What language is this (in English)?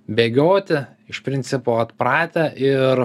Lithuanian